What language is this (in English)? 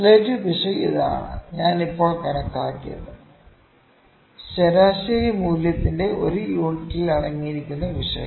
Malayalam